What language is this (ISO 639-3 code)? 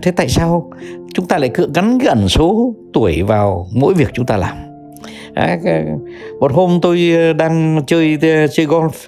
vie